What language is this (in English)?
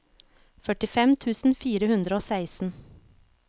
Norwegian